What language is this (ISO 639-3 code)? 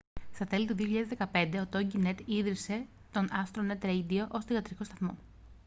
ell